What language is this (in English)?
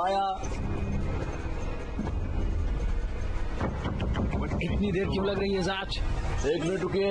Hindi